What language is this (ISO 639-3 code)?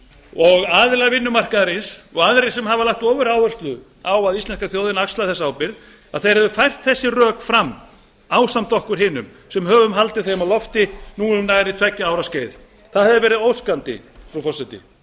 isl